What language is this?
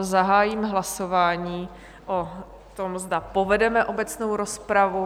Czech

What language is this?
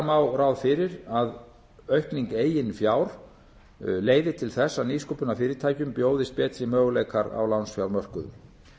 Icelandic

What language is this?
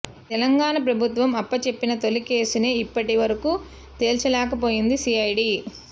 Telugu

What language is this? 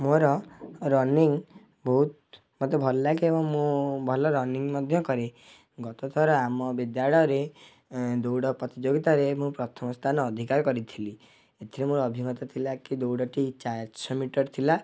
Odia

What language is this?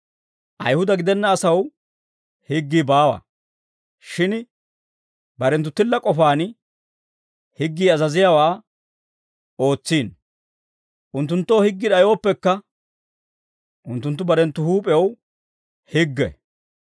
Dawro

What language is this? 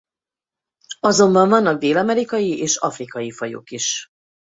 Hungarian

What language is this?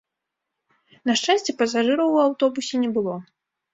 Belarusian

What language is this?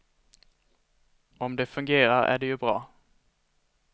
Swedish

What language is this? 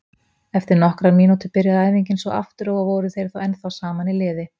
Icelandic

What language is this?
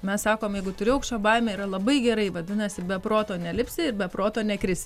Lithuanian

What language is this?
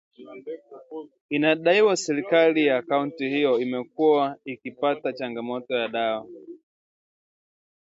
Swahili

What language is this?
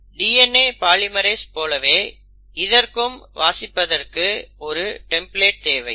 Tamil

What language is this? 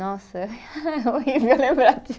Portuguese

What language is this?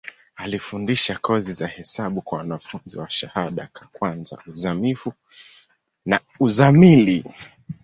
Swahili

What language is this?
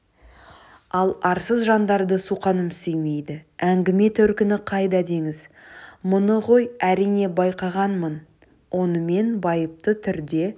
Kazakh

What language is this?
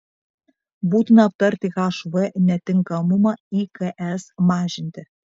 Lithuanian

